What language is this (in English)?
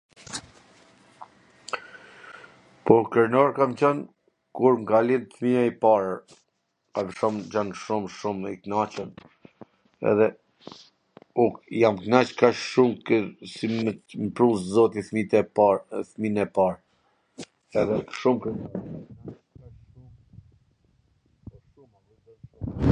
Gheg Albanian